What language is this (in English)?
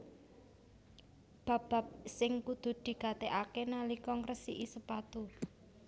Javanese